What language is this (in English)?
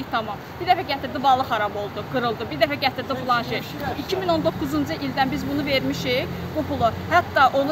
Turkish